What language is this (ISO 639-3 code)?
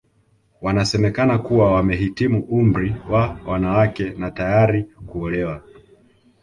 swa